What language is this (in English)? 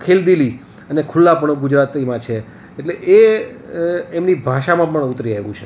Gujarati